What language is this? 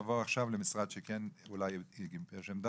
Hebrew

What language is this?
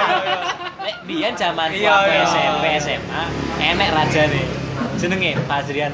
Indonesian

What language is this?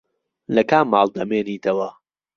Central Kurdish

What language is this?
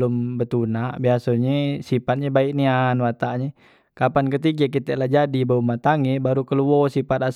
Musi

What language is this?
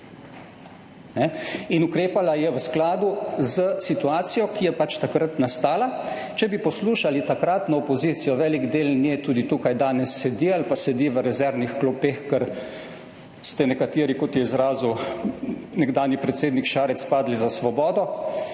Slovenian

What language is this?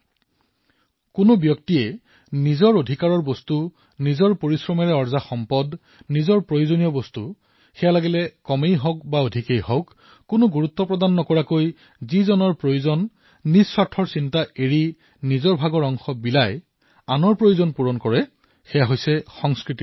Assamese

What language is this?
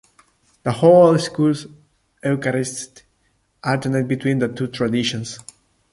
English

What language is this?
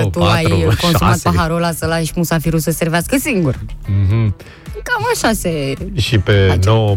Romanian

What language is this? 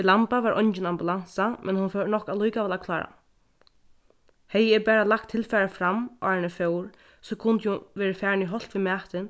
Faroese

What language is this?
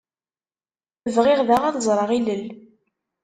Kabyle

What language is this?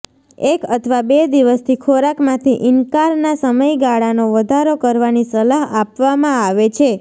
Gujarati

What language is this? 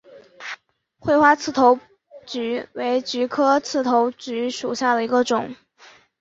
Chinese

